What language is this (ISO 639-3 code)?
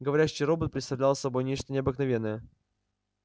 rus